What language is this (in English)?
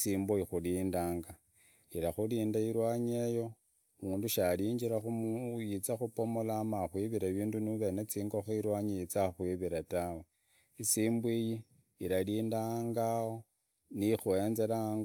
Idakho-Isukha-Tiriki